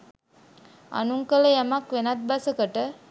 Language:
Sinhala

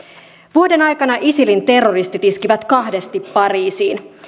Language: Finnish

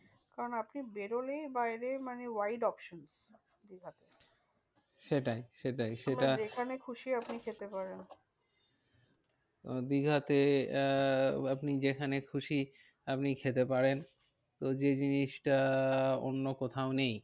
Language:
Bangla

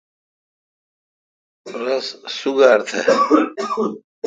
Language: Kalkoti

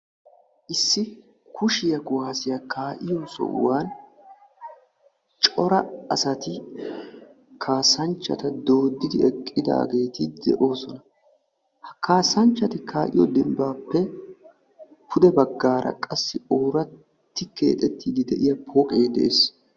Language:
Wolaytta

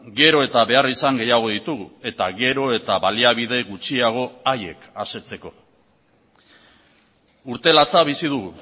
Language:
Basque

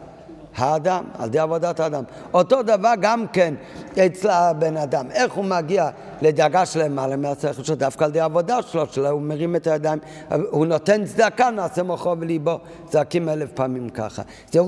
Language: Hebrew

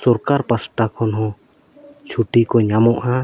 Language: Santali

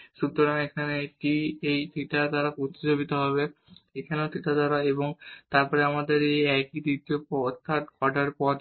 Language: Bangla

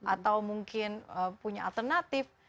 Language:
Indonesian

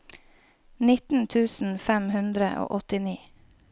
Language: Norwegian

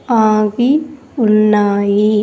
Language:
Telugu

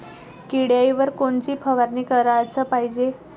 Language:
Marathi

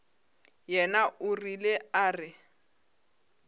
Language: Northern Sotho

